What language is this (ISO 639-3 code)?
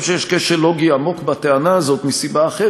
heb